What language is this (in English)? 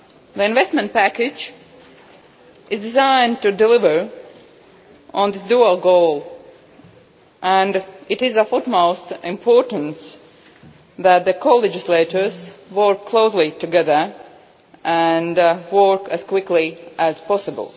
English